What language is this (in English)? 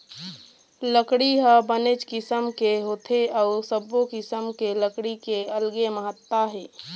Chhattisgarhi